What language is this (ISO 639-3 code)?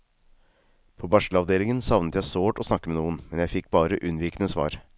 nor